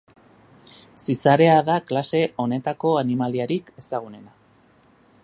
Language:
Basque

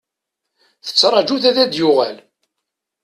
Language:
Kabyle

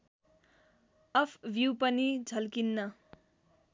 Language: Nepali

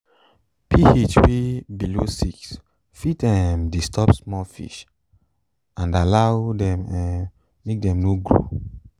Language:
Nigerian Pidgin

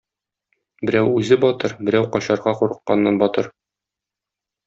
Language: Tatar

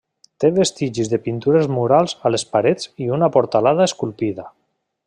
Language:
Catalan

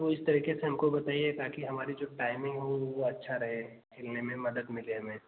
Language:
Hindi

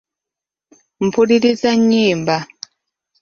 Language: Ganda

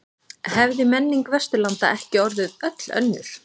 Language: Icelandic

